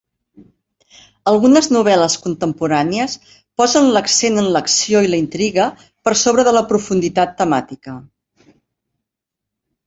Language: Catalan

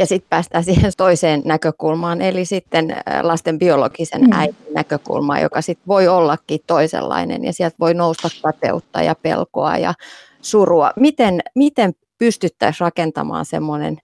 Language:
Finnish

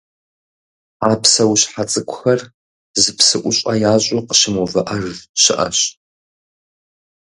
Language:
Kabardian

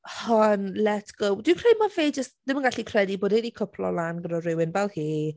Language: Welsh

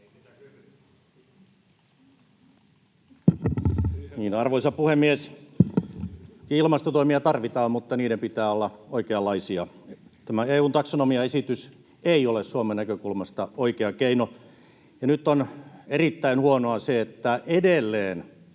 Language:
Finnish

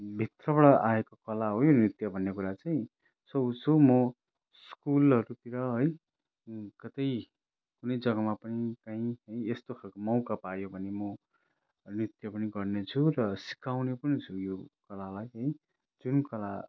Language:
Nepali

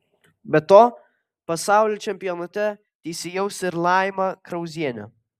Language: Lithuanian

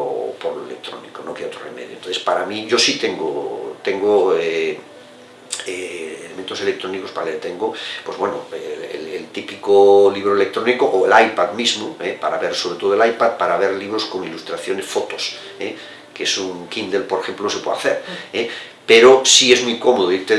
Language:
Spanish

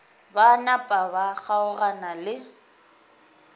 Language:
Northern Sotho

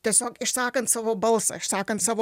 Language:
Lithuanian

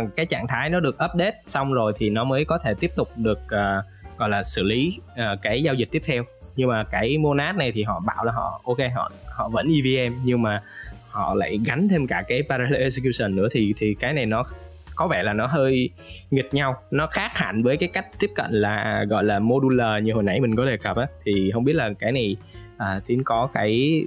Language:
Vietnamese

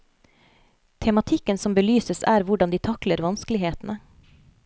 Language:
Norwegian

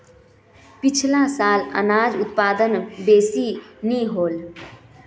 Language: Magahi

